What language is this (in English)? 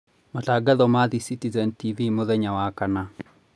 Kikuyu